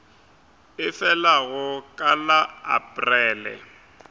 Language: Northern Sotho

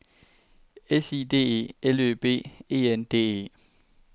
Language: Danish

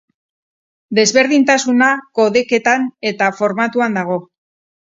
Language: Basque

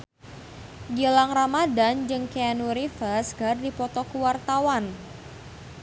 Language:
Sundanese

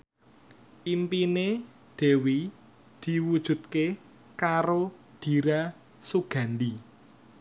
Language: Javanese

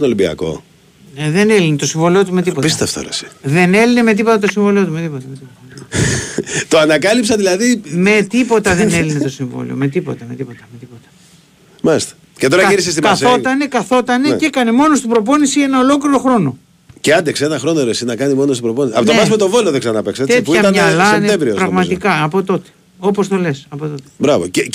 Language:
Greek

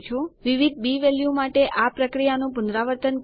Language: Gujarati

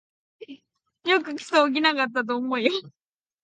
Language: Japanese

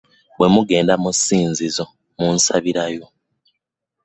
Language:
Ganda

